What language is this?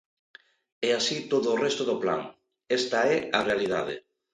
Galician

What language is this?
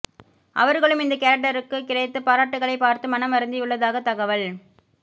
Tamil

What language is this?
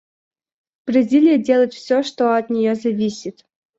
Russian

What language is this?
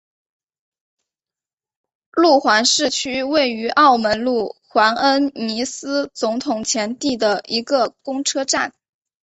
Chinese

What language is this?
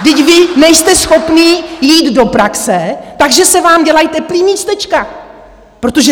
Czech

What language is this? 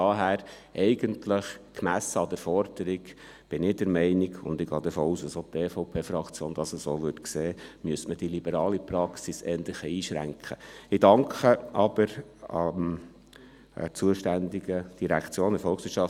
Swiss German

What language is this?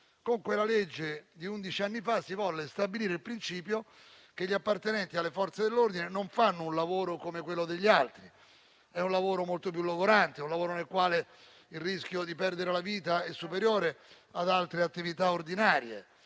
Italian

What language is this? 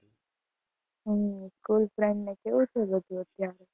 Gujarati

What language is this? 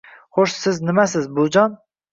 Uzbek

